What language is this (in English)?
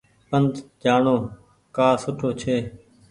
Goaria